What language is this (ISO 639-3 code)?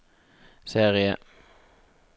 nor